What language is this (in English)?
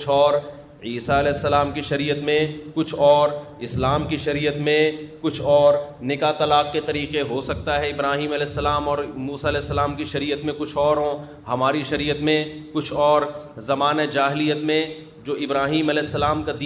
Urdu